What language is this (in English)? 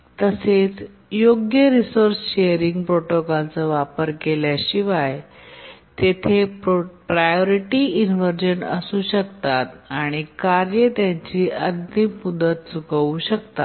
Marathi